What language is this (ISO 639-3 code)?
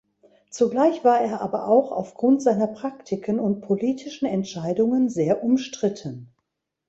deu